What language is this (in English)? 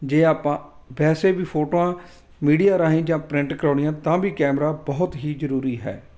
Punjabi